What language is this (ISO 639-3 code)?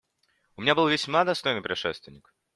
rus